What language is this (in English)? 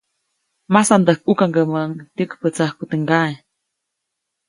Copainalá Zoque